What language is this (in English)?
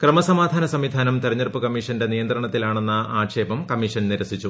Malayalam